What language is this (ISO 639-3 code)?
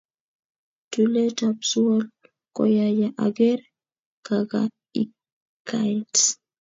kln